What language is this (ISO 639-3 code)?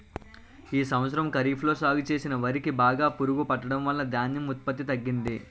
tel